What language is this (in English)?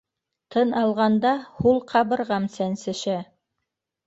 Bashkir